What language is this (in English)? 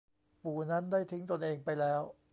Thai